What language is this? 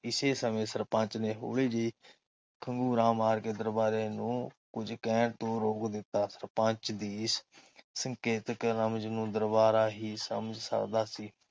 Punjabi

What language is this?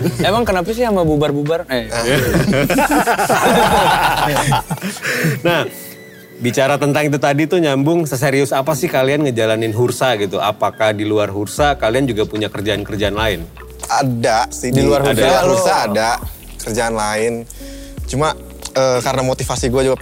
Indonesian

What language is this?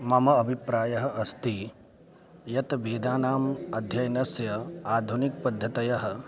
Sanskrit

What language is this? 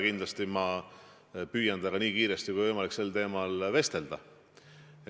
Estonian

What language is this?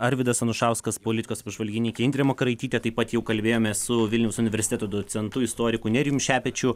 Lithuanian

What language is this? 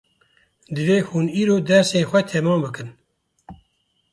Kurdish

